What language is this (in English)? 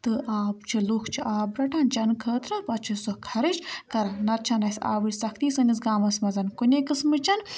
Kashmiri